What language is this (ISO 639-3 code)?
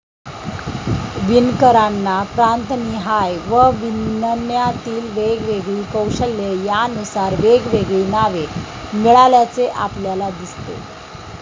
mar